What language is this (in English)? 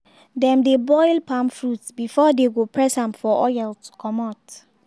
Nigerian Pidgin